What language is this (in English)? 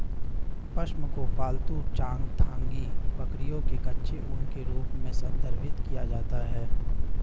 Hindi